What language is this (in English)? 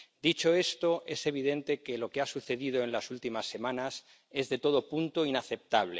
Spanish